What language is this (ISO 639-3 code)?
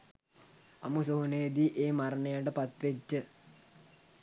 sin